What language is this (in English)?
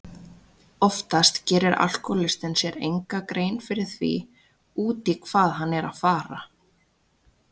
Icelandic